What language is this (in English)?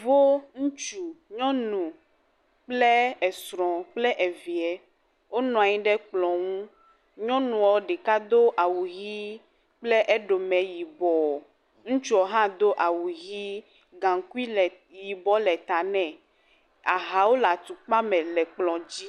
Ewe